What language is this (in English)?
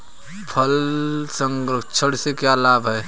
Hindi